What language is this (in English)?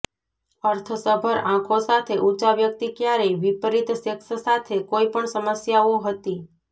Gujarati